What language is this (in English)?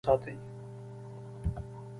Pashto